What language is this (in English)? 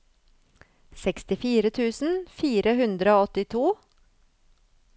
Norwegian